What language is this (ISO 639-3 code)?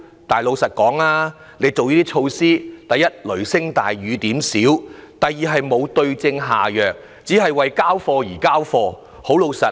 yue